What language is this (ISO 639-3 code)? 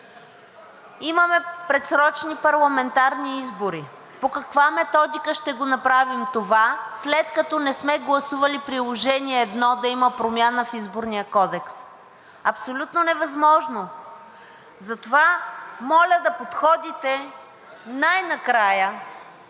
bul